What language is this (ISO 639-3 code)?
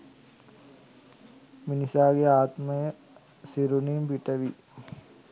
sin